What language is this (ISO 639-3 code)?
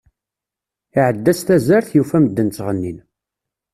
kab